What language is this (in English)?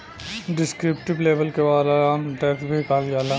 Bhojpuri